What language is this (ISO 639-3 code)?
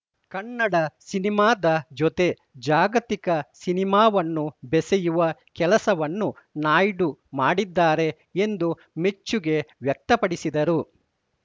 kan